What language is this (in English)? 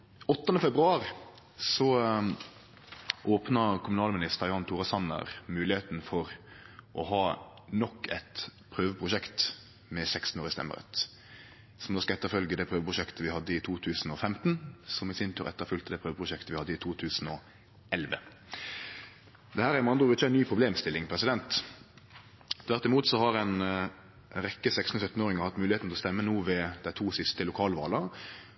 Norwegian Nynorsk